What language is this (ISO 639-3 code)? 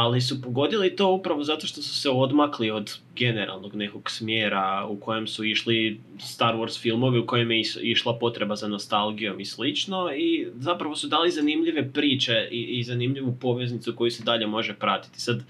hrv